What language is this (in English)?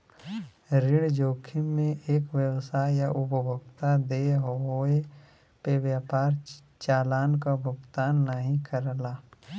Bhojpuri